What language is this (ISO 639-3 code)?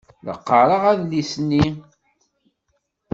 kab